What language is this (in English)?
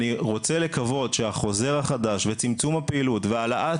Hebrew